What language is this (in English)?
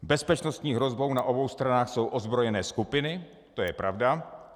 Czech